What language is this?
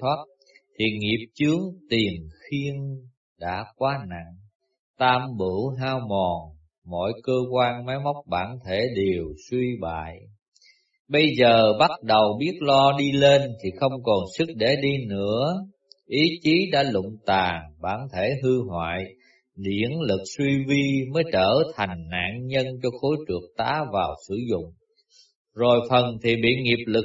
Vietnamese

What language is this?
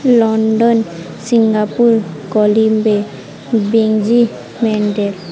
Odia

